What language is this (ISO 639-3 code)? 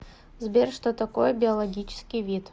rus